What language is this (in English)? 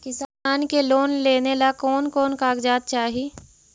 Magahi